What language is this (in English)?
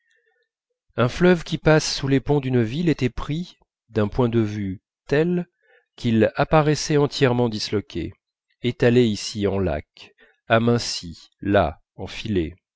French